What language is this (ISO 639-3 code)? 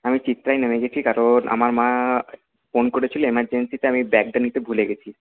ben